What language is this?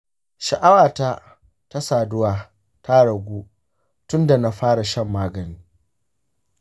Hausa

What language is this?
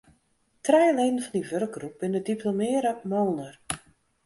Western Frisian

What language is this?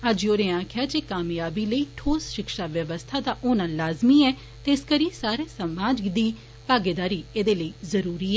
Dogri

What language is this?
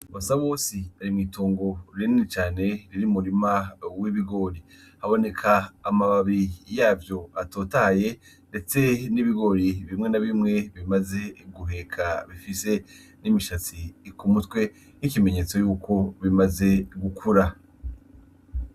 Rundi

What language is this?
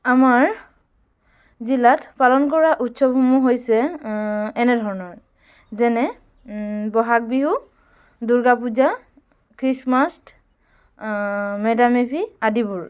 Assamese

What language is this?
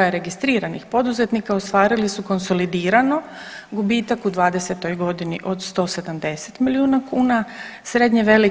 Croatian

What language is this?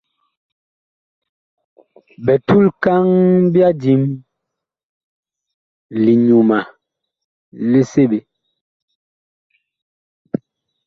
Bakoko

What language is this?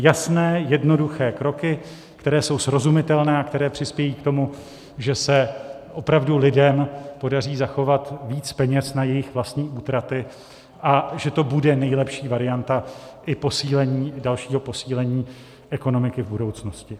Czech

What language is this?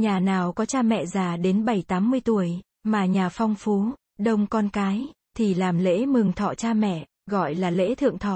Vietnamese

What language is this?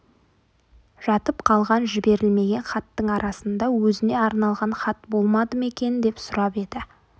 Kazakh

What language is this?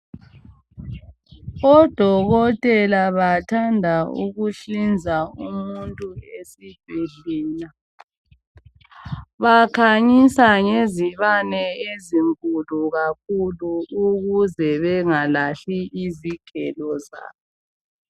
North Ndebele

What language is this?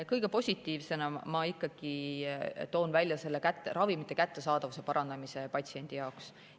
Estonian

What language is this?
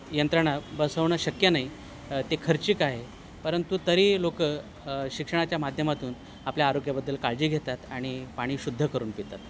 Marathi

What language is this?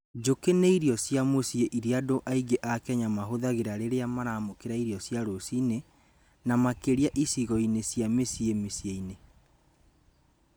Kikuyu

